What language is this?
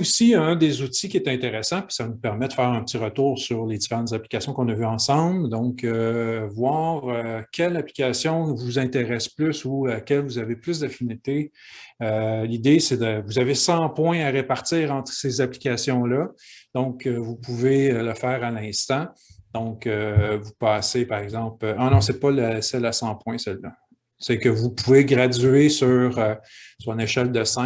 French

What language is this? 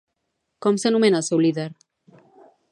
Catalan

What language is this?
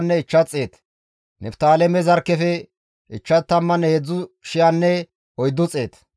Gamo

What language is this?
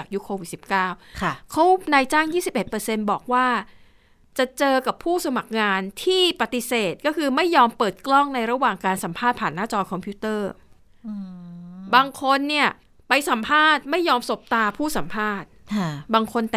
Thai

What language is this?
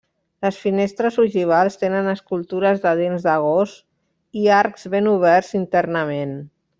Catalan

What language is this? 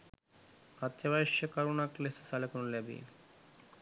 Sinhala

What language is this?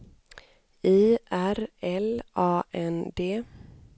Swedish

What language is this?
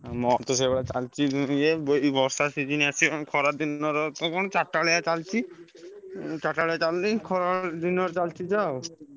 Odia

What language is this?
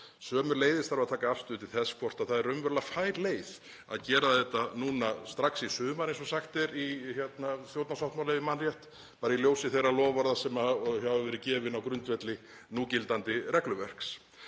Icelandic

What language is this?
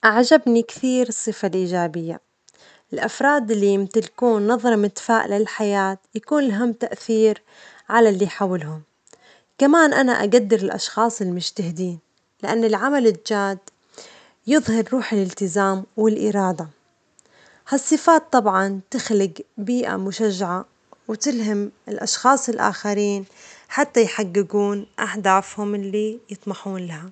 Omani Arabic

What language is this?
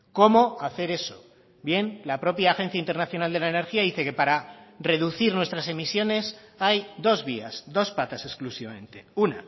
Spanish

